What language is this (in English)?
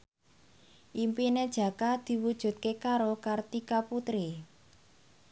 Javanese